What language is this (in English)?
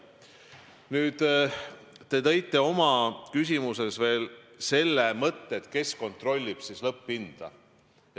Estonian